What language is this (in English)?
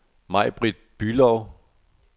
Danish